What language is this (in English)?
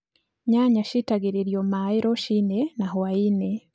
Kikuyu